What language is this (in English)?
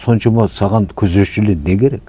Kazakh